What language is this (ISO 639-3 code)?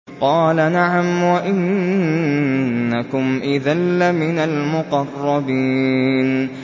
ara